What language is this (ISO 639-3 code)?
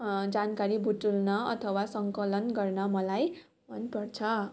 nep